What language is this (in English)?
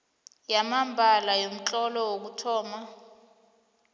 South Ndebele